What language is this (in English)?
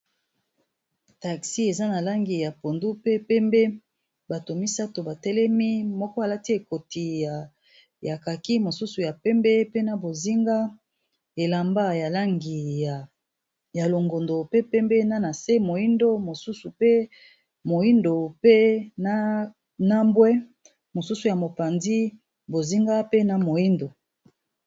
Lingala